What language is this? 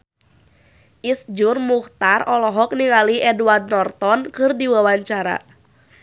Sundanese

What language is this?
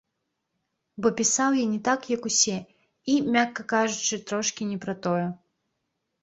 Belarusian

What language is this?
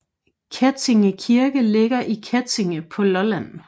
Danish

